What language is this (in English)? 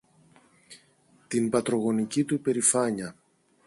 Greek